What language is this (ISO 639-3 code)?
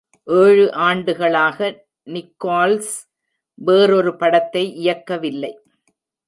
tam